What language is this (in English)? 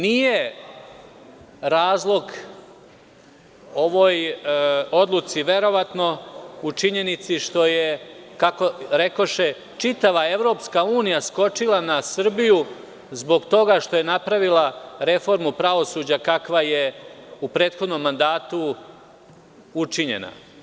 Serbian